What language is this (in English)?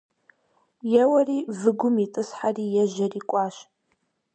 Kabardian